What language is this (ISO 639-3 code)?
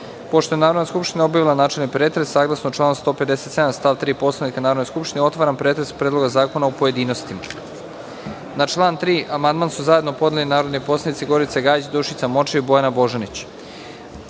srp